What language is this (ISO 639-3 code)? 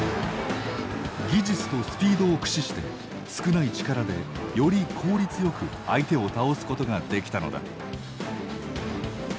jpn